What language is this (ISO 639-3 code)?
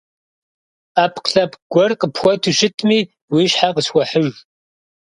kbd